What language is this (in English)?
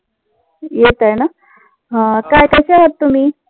Marathi